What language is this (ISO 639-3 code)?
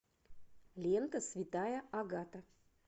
rus